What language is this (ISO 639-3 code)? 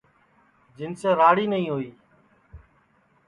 ssi